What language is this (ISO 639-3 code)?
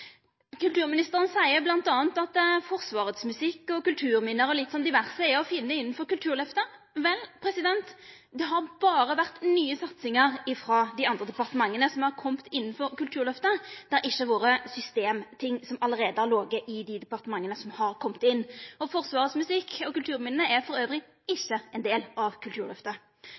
nno